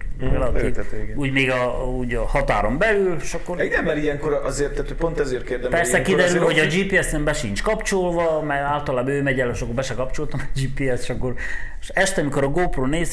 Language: Hungarian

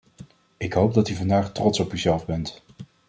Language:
Dutch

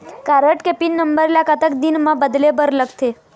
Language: Chhattisgarhi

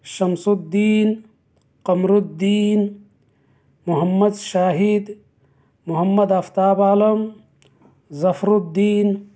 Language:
Urdu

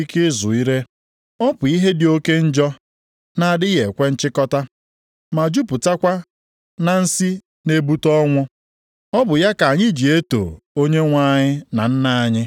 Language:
Igbo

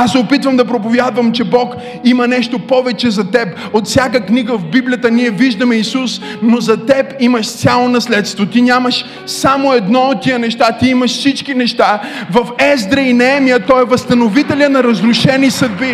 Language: Bulgarian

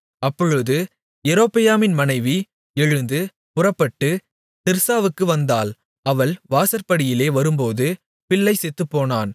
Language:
Tamil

